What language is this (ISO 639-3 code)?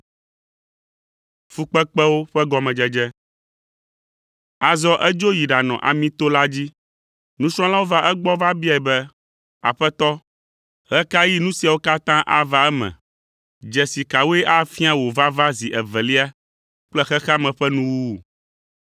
ewe